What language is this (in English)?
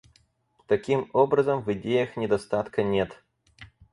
Russian